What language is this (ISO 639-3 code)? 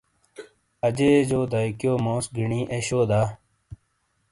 scl